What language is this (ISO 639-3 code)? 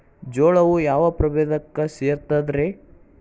kan